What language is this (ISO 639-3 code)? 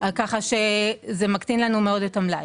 heb